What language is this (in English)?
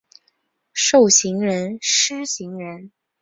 Chinese